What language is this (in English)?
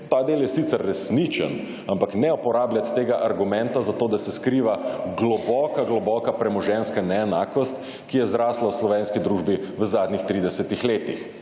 Slovenian